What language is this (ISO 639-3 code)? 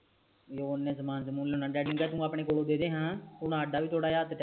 pan